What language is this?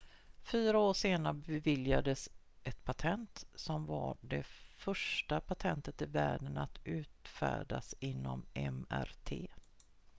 Swedish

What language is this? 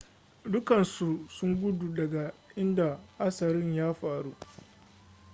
Hausa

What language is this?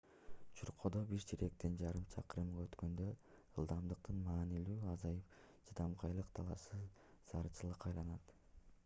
Kyrgyz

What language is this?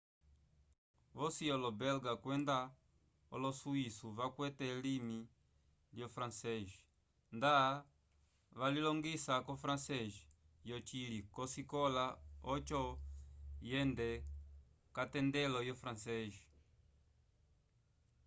Umbundu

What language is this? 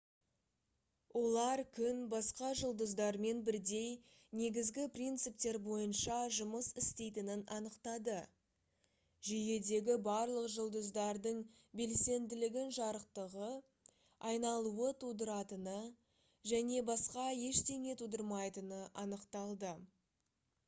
Kazakh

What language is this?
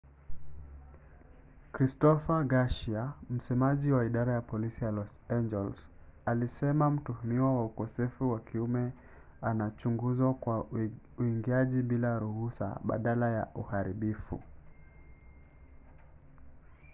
Swahili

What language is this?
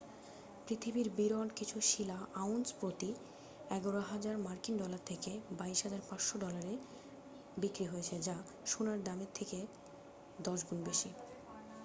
Bangla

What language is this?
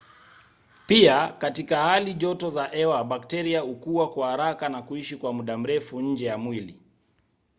Swahili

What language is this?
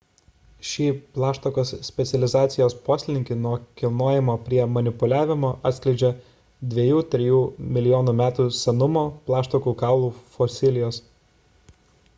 Lithuanian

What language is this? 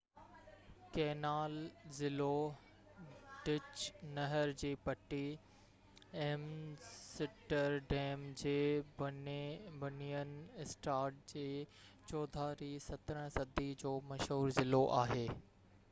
Sindhi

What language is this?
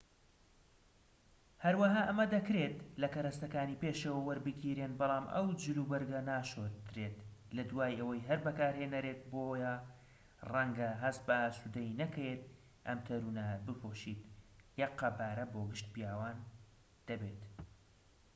Central Kurdish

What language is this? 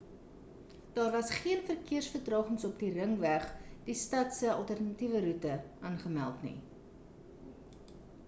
Afrikaans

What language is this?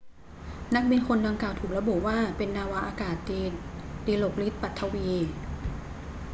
Thai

